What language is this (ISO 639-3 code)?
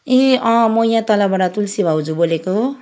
nep